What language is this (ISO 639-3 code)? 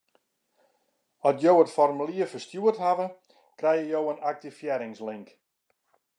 fry